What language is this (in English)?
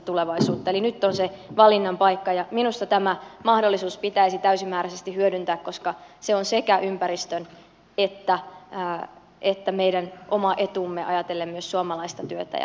Finnish